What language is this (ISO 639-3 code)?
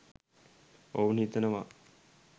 sin